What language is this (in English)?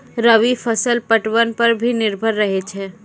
Maithili